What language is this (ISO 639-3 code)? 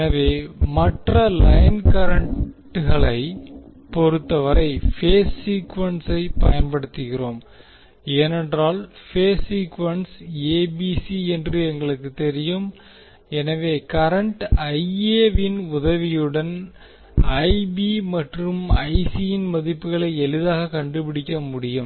tam